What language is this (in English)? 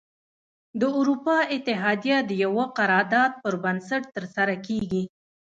Pashto